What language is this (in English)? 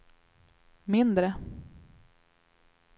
Swedish